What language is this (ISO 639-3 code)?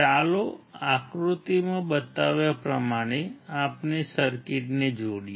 guj